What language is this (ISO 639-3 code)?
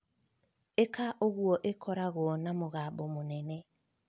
kik